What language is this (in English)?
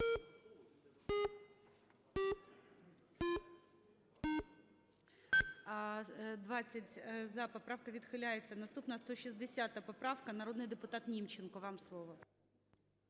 Ukrainian